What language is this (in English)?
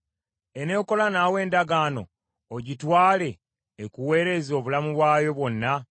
Ganda